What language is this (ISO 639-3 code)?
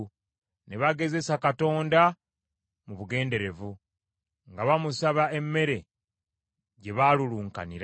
lug